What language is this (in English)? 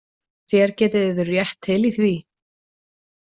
Icelandic